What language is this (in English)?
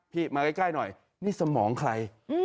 Thai